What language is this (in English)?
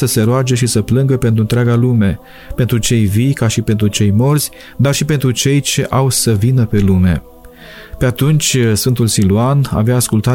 Romanian